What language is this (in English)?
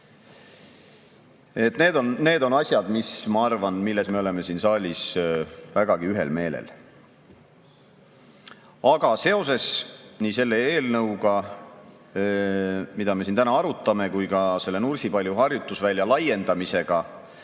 Estonian